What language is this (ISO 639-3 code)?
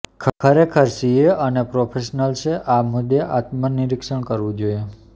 guj